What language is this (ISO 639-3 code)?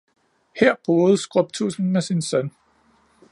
dan